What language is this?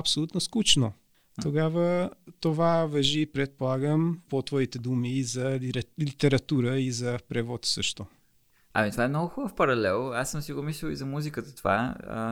Bulgarian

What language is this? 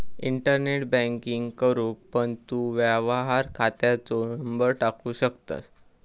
Marathi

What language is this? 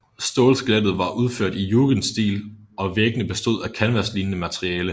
Danish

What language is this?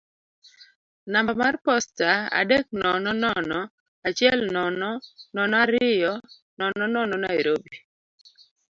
Luo (Kenya and Tanzania)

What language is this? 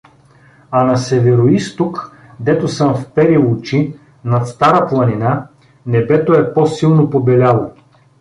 Bulgarian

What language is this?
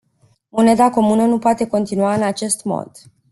Romanian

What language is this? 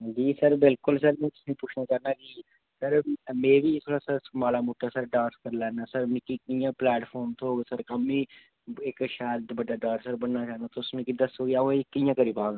Dogri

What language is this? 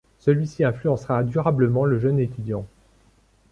French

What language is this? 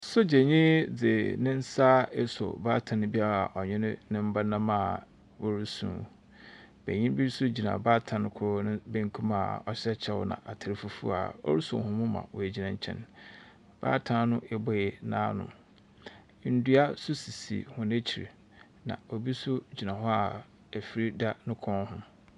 Akan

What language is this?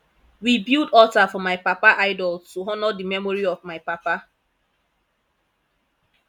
Nigerian Pidgin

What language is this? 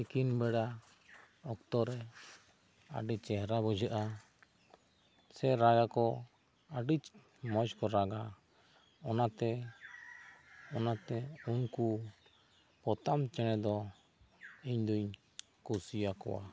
Santali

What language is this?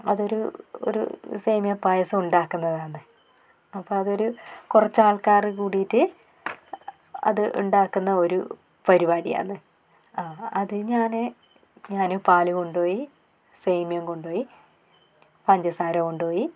Malayalam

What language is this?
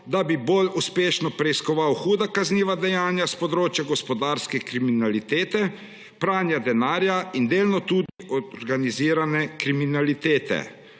Slovenian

